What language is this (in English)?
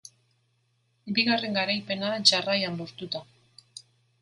Basque